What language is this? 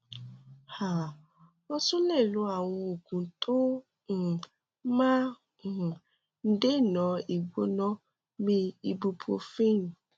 Yoruba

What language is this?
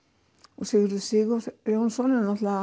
Icelandic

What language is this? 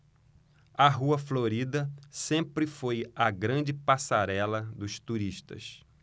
Portuguese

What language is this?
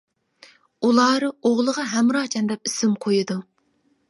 Uyghur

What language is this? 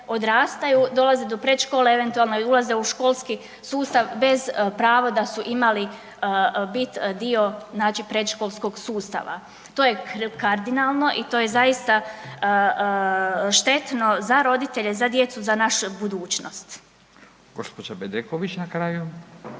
Croatian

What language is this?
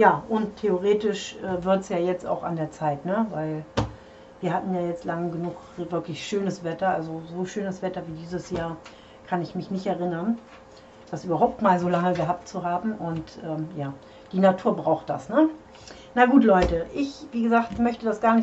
German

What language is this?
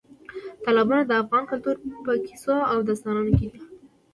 Pashto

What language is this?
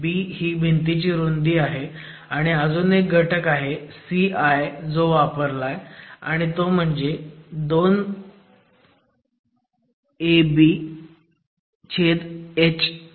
Marathi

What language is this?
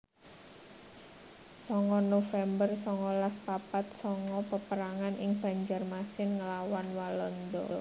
Javanese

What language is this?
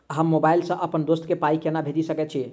Maithili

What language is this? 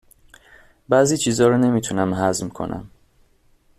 Persian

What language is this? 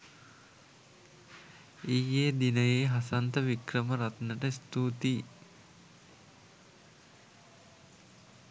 Sinhala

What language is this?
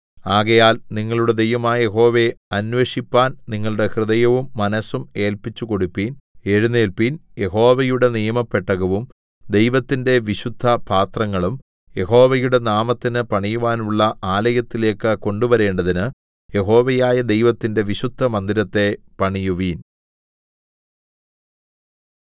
Malayalam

